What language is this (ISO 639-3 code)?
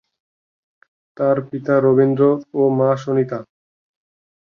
ben